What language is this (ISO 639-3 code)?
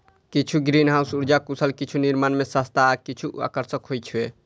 mai